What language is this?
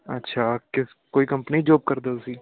Punjabi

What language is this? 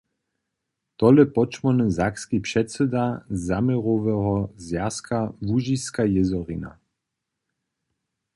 Upper Sorbian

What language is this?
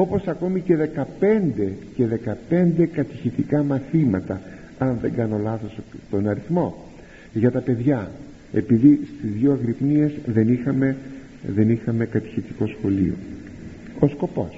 Greek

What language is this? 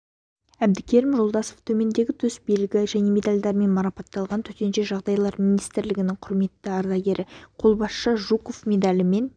Kazakh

